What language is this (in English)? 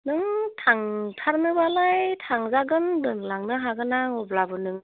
Bodo